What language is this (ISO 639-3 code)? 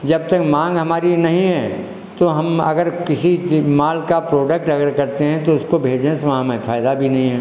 hin